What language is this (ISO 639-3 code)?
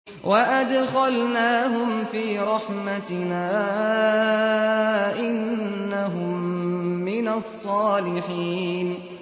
ara